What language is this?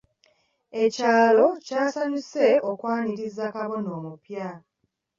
Ganda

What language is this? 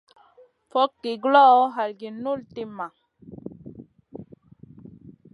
Masana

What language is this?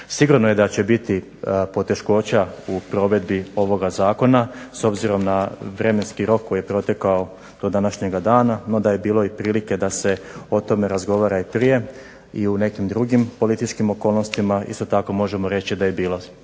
Croatian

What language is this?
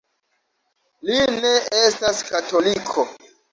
Esperanto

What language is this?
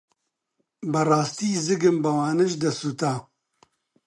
Central Kurdish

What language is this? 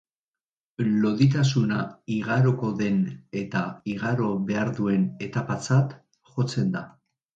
Basque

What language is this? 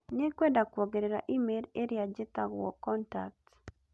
Kikuyu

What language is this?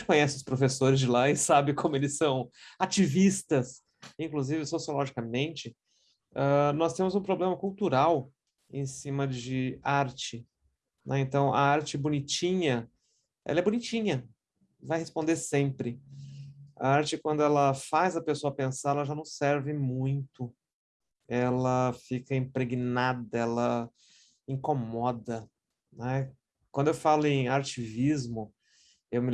Portuguese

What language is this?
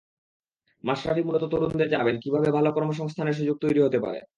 Bangla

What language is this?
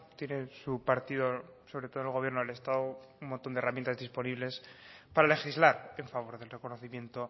Spanish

